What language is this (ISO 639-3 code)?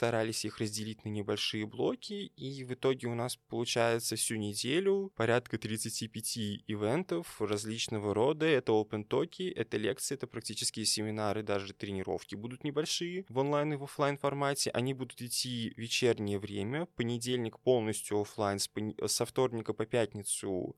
rus